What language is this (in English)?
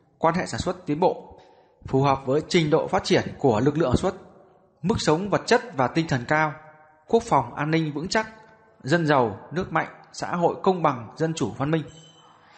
Vietnamese